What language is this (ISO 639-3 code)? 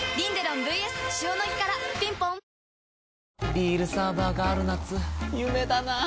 jpn